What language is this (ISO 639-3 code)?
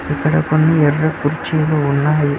tel